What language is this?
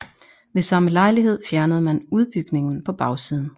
Danish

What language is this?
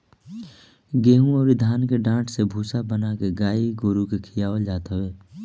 Bhojpuri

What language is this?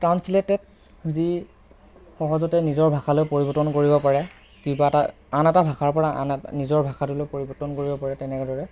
Assamese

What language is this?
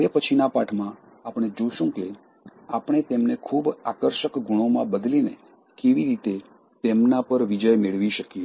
Gujarati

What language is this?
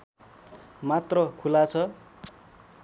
Nepali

